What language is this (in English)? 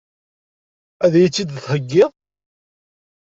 Kabyle